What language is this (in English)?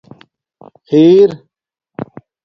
Domaaki